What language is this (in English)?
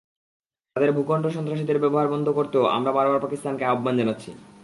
Bangla